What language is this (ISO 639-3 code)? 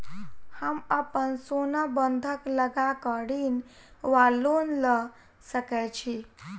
mai